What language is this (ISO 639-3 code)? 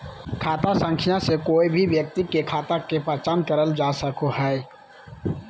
mag